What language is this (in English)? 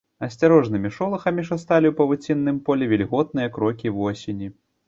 Belarusian